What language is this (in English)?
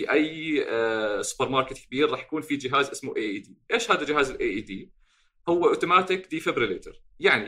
Arabic